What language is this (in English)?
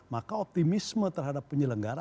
Indonesian